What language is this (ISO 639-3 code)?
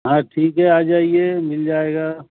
urd